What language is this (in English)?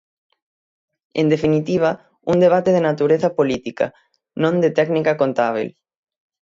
Galician